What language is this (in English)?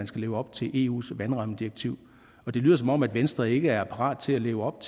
Danish